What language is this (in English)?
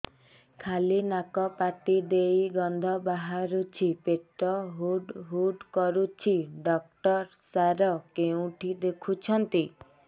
Odia